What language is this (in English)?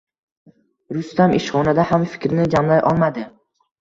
Uzbek